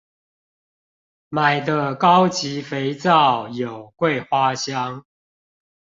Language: Chinese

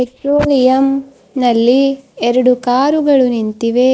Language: Kannada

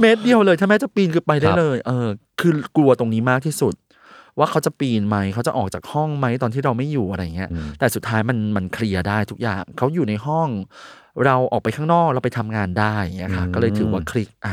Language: Thai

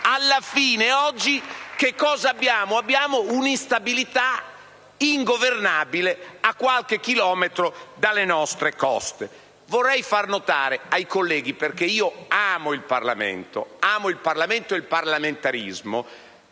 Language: Italian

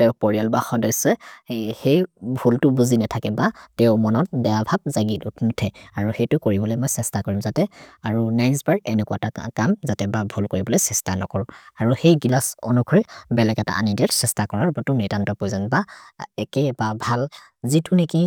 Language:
Maria (India)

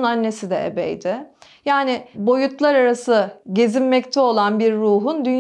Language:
Turkish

